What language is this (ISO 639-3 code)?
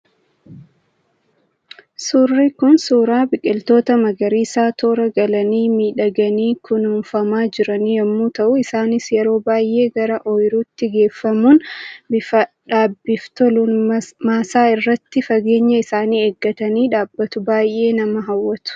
orm